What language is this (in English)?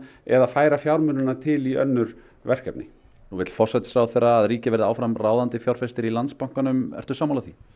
Icelandic